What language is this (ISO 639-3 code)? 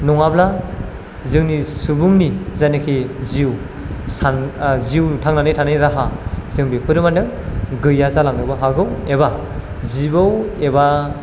brx